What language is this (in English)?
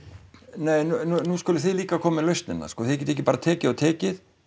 Icelandic